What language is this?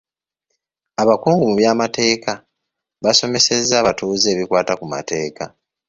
Ganda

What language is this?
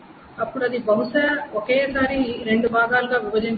Telugu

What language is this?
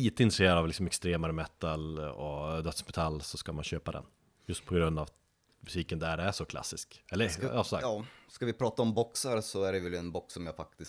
Swedish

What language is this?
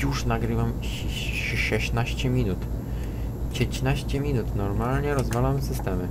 Polish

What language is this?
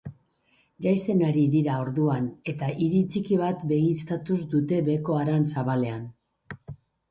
Basque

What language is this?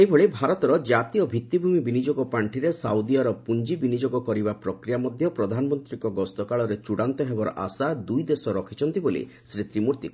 Odia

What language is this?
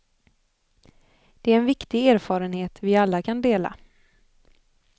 Swedish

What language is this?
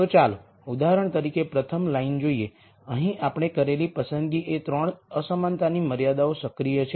Gujarati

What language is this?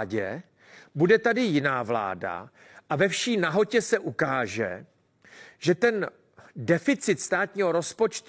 Czech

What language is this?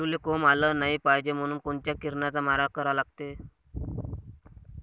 Marathi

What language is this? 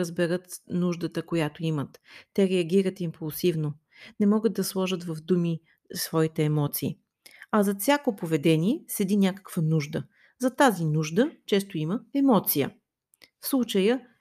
Bulgarian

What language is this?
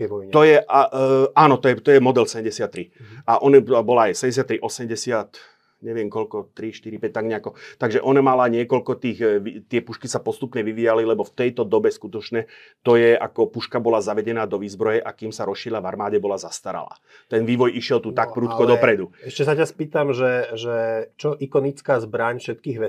Slovak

